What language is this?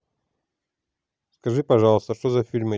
Russian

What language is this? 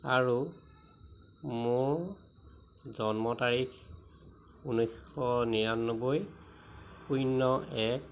Assamese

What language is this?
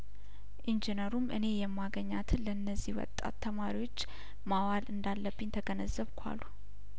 Amharic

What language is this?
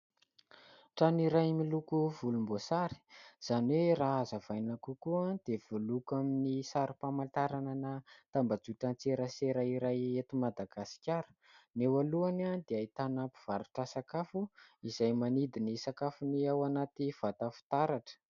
Malagasy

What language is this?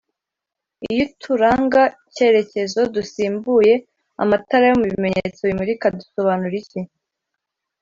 Kinyarwanda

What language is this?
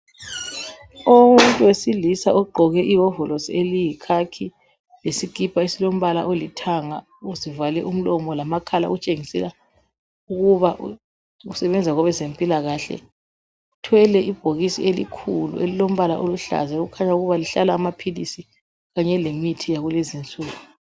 North Ndebele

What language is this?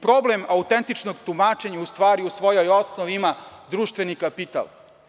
Serbian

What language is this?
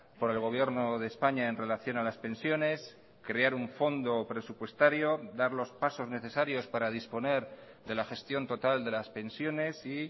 Spanish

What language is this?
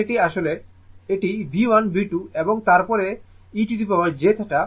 Bangla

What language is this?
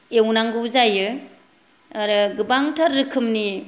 Bodo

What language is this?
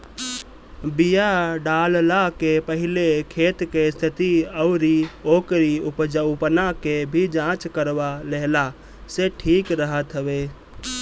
Bhojpuri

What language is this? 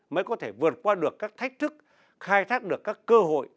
Vietnamese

